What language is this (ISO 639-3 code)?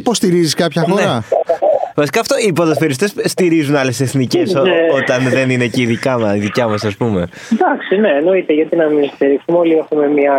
ell